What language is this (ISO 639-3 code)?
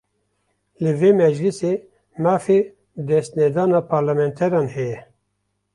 kur